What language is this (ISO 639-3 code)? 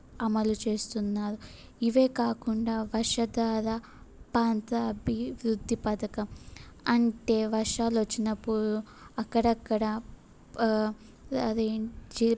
tel